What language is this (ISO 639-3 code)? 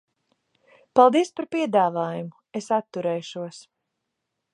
lav